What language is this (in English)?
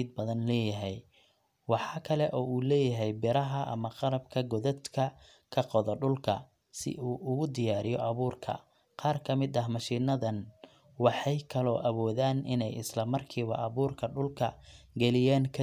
Somali